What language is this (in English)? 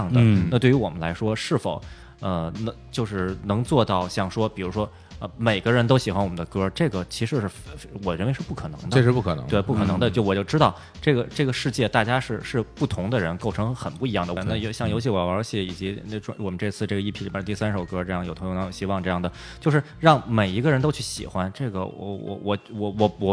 Chinese